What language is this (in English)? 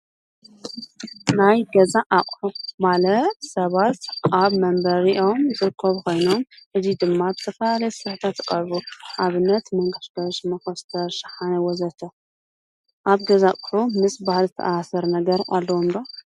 Tigrinya